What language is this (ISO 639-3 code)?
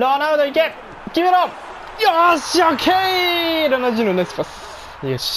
jpn